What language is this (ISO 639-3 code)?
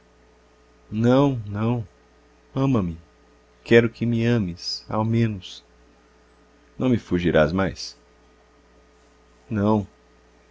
por